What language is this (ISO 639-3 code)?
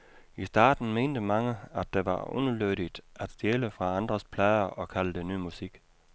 dan